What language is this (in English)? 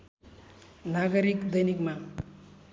Nepali